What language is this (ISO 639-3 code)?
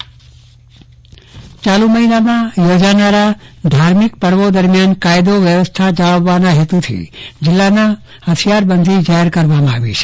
guj